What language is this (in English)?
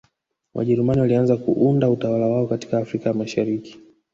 Swahili